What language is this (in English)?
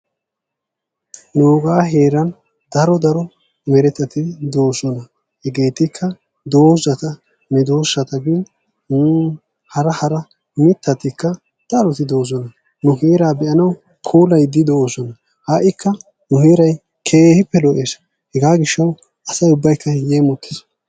Wolaytta